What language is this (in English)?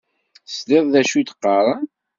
Kabyle